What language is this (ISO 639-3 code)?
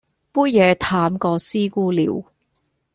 yue